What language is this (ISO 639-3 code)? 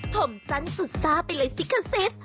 tha